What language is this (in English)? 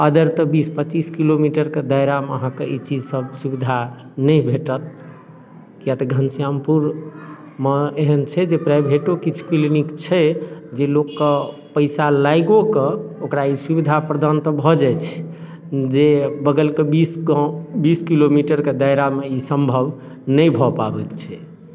Maithili